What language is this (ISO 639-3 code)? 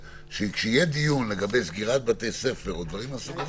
heb